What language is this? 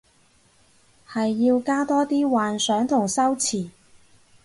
Cantonese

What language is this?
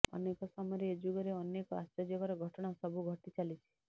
Odia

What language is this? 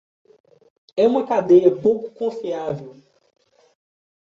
Portuguese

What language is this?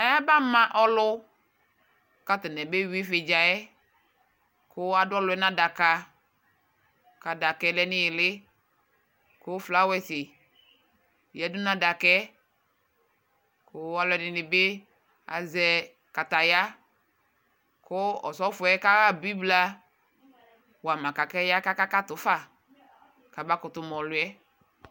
Ikposo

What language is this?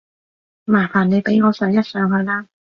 Cantonese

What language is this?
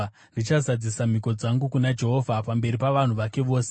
Shona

